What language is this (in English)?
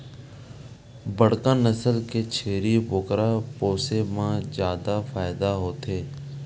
Chhattisgarhi